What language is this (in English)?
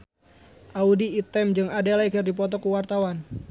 Sundanese